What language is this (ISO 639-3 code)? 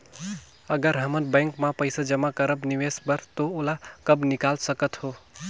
hne